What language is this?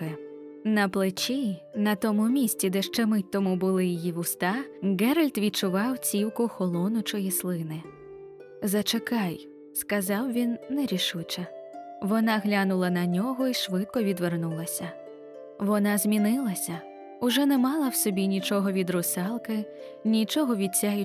Ukrainian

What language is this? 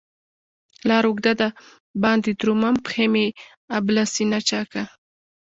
Pashto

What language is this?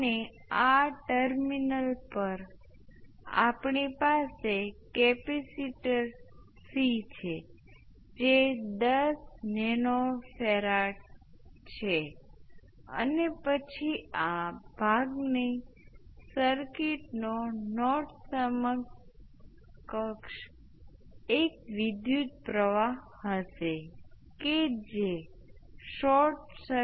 Gujarati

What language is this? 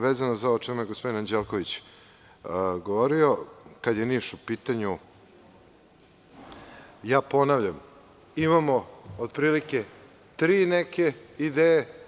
Serbian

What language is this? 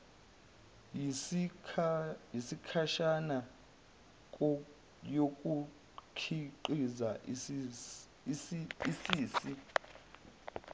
Zulu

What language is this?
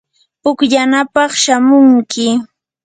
Yanahuanca Pasco Quechua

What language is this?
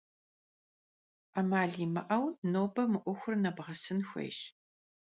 Kabardian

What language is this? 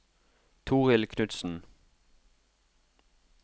Norwegian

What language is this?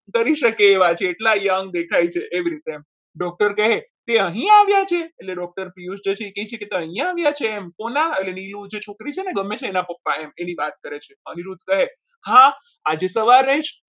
Gujarati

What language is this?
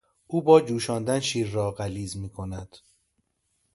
Persian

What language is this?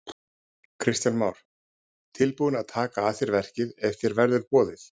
Icelandic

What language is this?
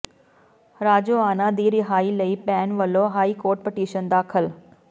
Punjabi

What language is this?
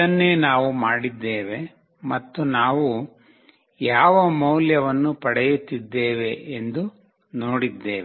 Kannada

